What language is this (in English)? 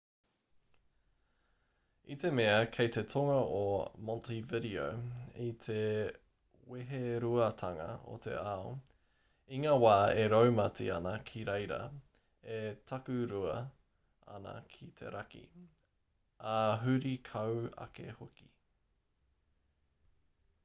Māori